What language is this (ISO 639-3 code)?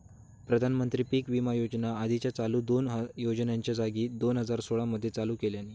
mar